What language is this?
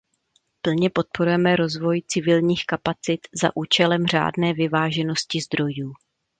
Czech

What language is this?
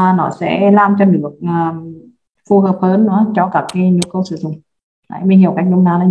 Vietnamese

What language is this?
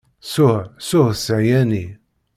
Kabyle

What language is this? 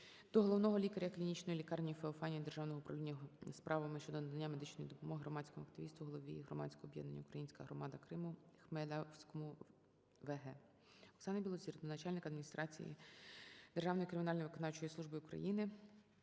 Ukrainian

